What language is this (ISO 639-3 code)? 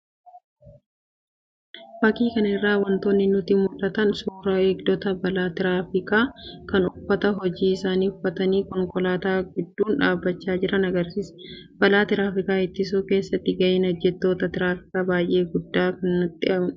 orm